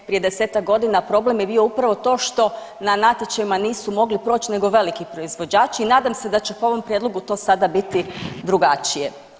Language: Croatian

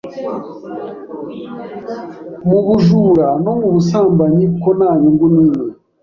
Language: Kinyarwanda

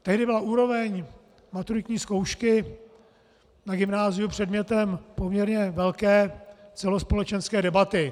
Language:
Czech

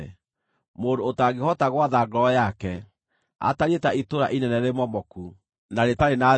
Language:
Kikuyu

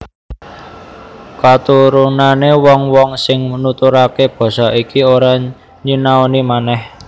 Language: Javanese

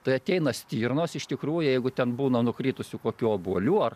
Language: Lithuanian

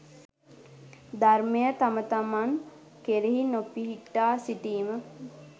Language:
Sinhala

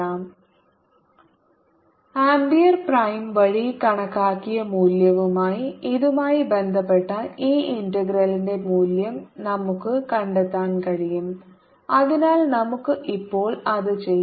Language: Malayalam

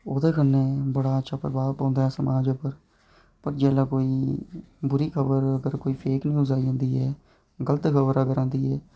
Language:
Dogri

